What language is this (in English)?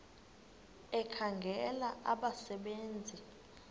Xhosa